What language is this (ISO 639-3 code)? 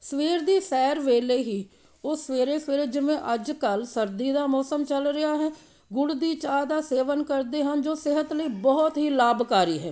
pan